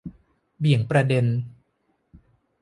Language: Thai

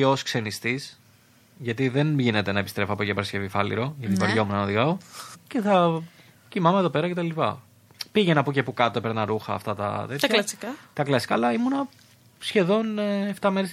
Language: Greek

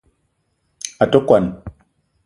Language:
Eton (Cameroon)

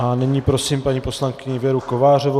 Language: Czech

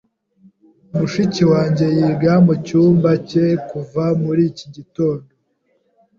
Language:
Kinyarwanda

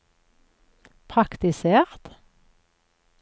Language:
Norwegian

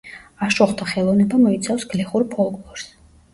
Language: Georgian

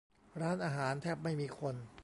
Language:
Thai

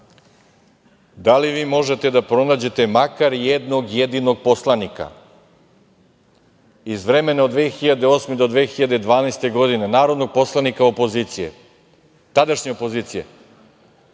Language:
Serbian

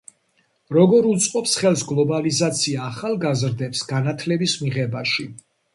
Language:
Georgian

